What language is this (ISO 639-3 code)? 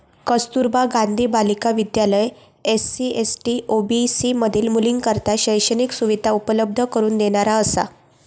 mar